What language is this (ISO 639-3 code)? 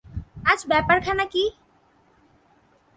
ben